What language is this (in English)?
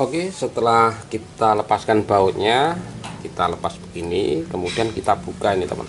Indonesian